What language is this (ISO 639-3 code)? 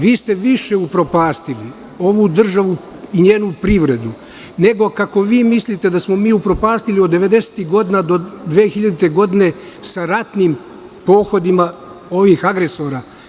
srp